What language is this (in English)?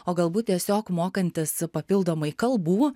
Lithuanian